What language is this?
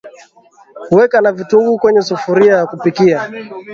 Swahili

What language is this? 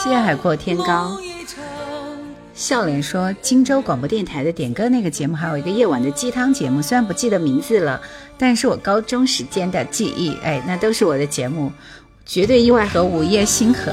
Chinese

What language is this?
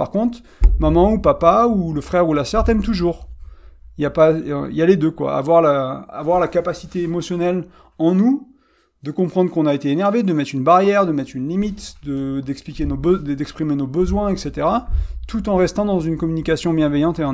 French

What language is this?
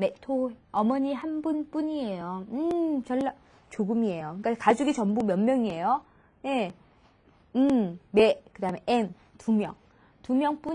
Korean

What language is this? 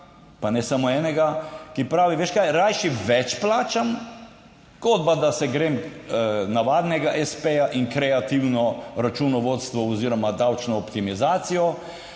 Slovenian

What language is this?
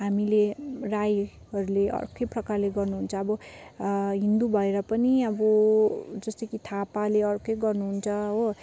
Nepali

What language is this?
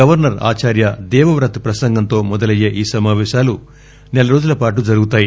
Telugu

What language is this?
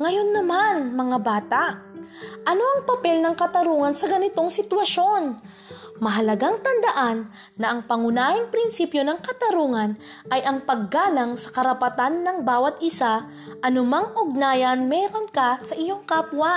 Filipino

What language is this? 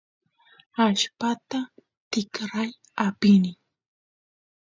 Santiago del Estero Quichua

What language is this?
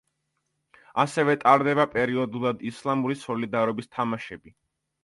Georgian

